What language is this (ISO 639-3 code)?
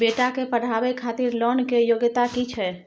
mai